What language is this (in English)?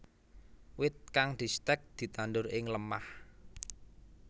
Javanese